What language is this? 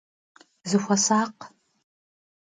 Kabardian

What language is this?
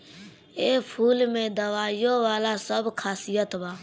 Bhojpuri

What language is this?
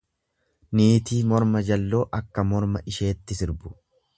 Oromo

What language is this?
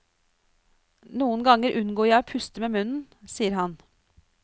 Norwegian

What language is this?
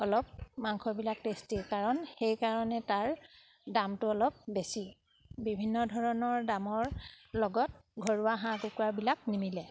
Assamese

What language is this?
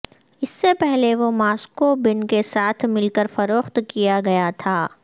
Urdu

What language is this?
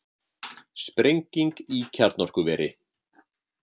Icelandic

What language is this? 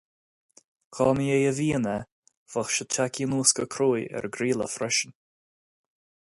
Irish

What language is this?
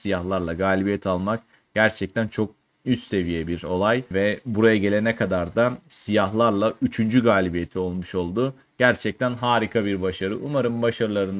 Turkish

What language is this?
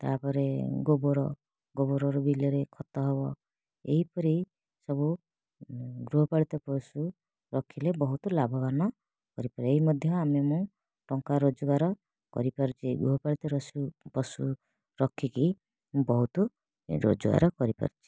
Odia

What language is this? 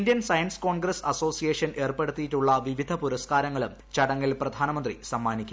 Malayalam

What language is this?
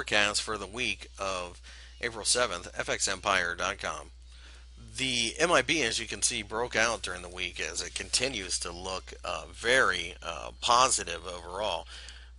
English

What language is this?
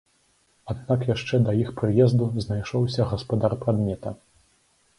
Belarusian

